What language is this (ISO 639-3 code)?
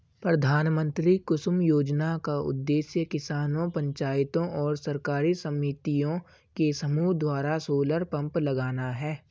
hin